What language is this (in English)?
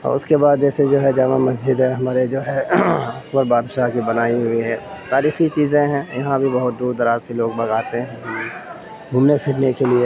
Urdu